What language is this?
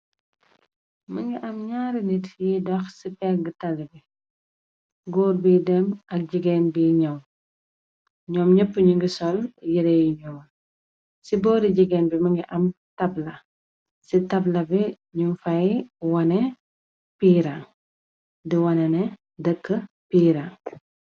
Wolof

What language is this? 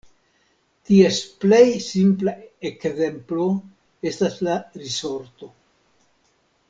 Esperanto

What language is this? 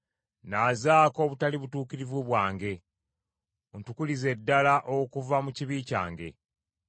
Ganda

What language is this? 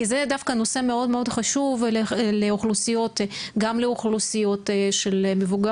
Hebrew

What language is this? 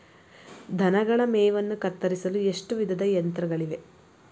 Kannada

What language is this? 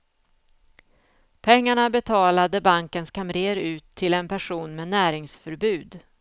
Swedish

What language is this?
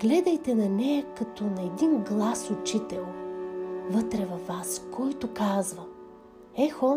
Bulgarian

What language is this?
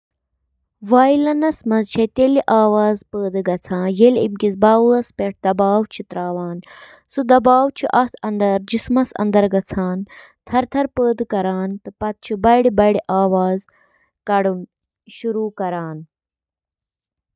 Kashmiri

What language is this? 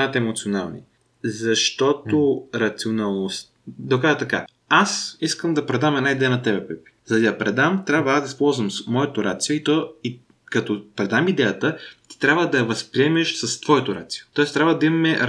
Bulgarian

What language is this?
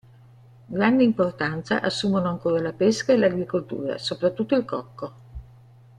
Italian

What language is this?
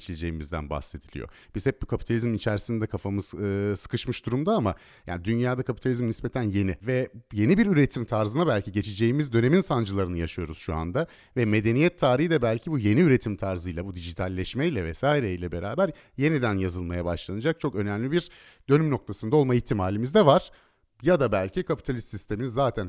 Turkish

